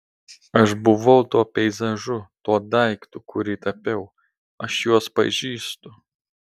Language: Lithuanian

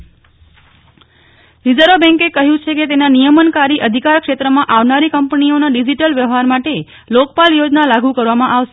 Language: Gujarati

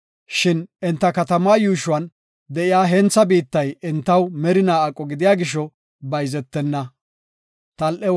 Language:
Gofa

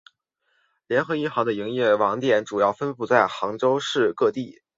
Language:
Chinese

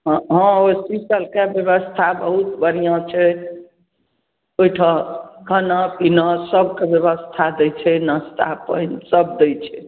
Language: Maithili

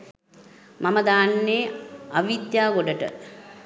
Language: Sinhala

